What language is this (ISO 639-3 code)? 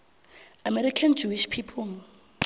nbl